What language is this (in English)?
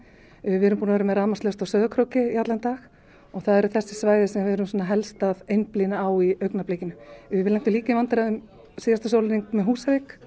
Icelandic